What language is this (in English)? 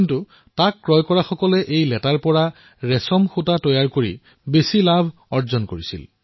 Assamese